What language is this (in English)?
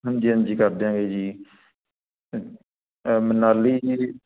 Punjabi